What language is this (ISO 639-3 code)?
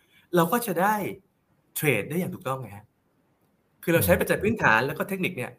tha